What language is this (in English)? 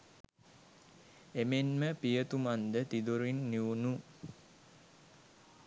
Sinhala